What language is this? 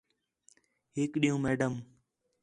Khetrani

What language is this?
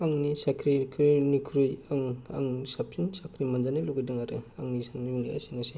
Bodo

